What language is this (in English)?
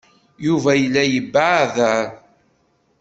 Kabyle